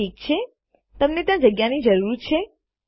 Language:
Gujarati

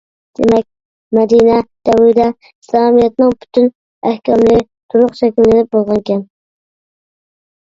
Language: Uyghur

